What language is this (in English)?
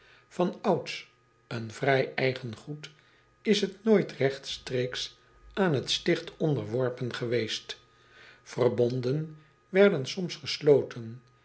Dutch